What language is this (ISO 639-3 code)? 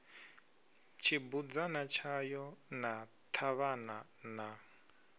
ven